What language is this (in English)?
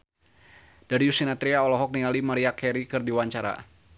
Sundanese